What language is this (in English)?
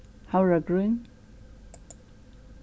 Faroese